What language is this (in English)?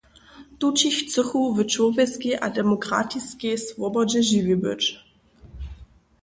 Upper Sorbian